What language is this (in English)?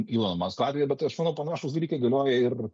Lithuanian